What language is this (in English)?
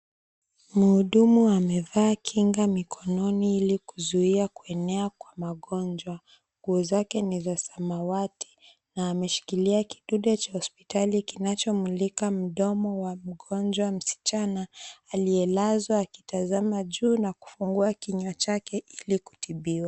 Swahili